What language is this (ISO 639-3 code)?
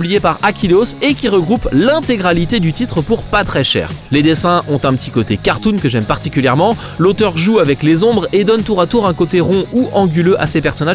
fra